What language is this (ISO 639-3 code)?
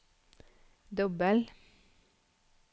nor